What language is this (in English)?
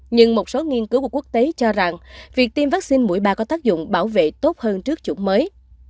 Vietnamese